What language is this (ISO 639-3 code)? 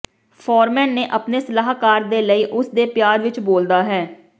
pan